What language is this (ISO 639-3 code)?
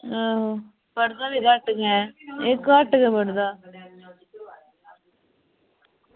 doi